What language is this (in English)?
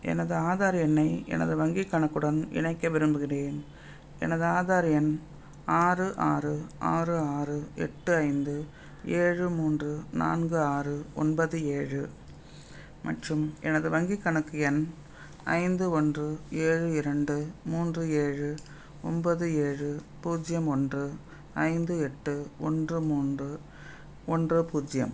Tamil